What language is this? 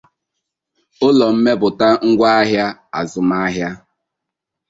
Igbo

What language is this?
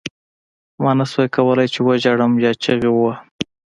Pashto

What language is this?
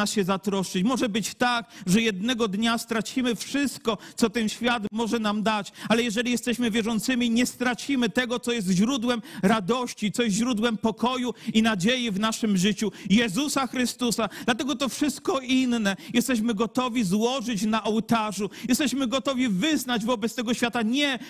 Polish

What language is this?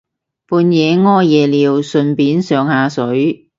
Cantonese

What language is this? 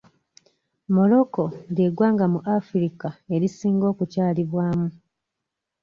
Ganda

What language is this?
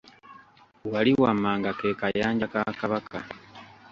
Ganda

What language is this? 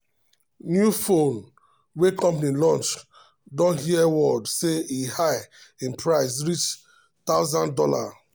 Nigerian Pidgin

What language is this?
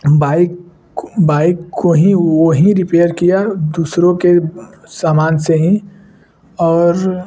Hindi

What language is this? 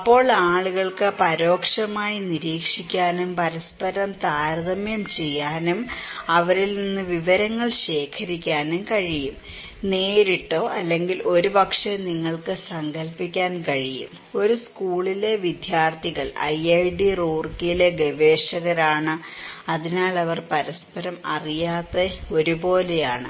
Malayalam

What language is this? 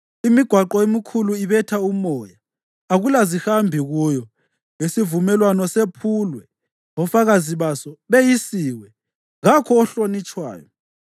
North Ndebele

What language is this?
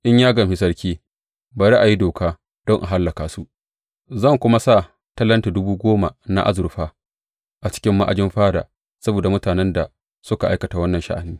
Hausa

